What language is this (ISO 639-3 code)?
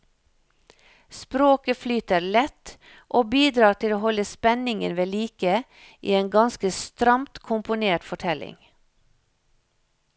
nor